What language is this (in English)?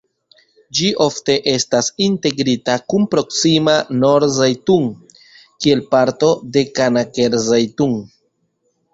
Esperanto